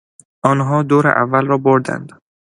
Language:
Persian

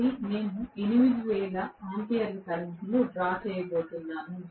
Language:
Telugu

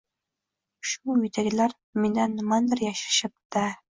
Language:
Uzbek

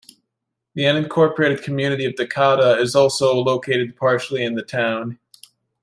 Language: English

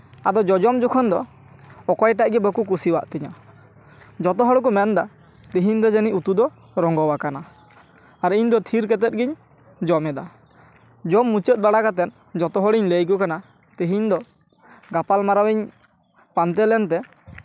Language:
Santali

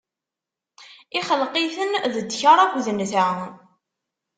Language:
Kabyle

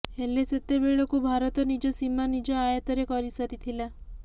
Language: Odia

